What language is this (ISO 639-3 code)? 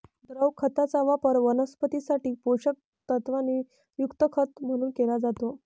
mar